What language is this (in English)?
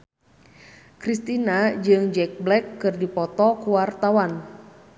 Sundanese